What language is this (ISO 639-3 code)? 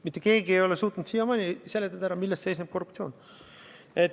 est